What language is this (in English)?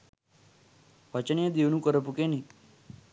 Sinhala